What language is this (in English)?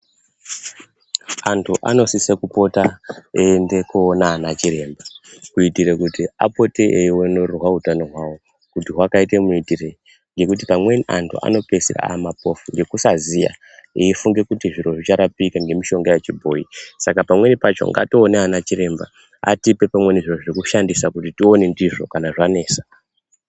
Ndau